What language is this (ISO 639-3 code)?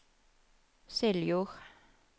nor